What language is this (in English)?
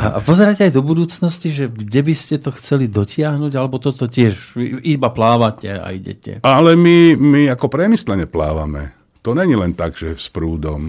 Slovak